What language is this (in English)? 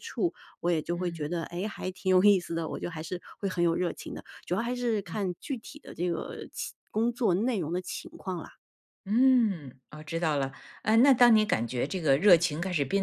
Chinese